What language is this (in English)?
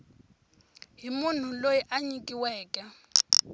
Tsonga